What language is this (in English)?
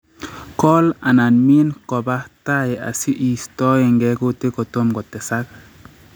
Kalenjin